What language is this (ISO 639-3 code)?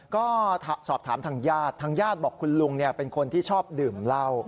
tha